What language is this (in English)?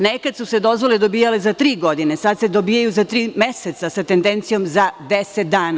Serbian